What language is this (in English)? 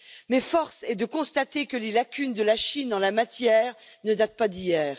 French